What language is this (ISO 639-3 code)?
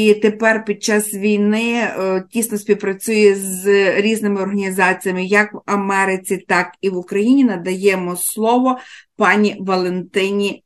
ukr